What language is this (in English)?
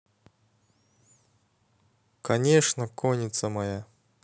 Russian